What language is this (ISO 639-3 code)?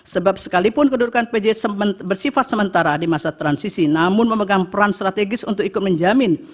ind